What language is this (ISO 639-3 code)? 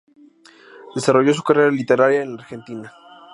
spa